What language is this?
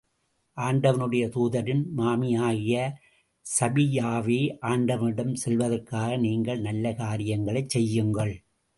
Tamil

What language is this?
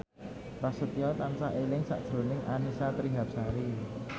Javanese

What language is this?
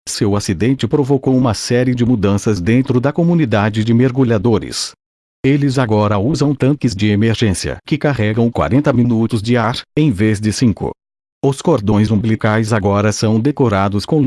Portuguese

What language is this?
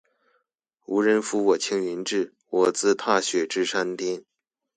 Chinese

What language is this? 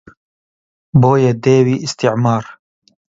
Central Kurdish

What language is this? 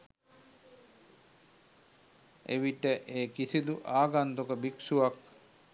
Sinhala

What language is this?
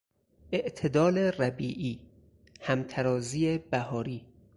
Persian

